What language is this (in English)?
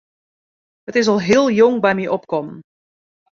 Western Frisian